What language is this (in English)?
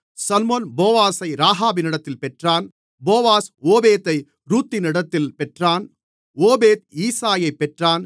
Tamil